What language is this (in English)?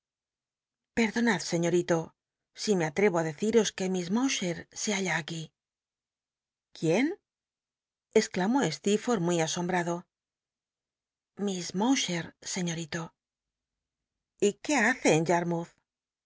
Spanish